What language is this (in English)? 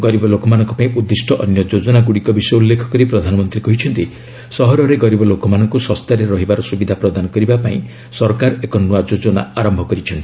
Odia